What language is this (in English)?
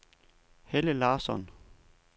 Danish